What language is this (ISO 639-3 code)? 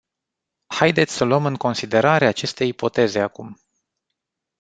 ron